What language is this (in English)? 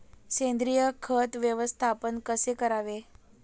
Marathi